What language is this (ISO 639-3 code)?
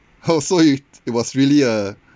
eng